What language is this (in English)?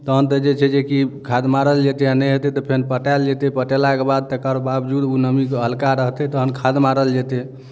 Maithili